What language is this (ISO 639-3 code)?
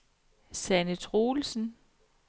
dan